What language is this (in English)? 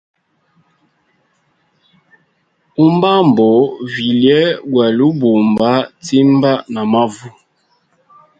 Hemba